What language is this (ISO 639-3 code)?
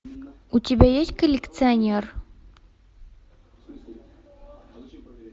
rus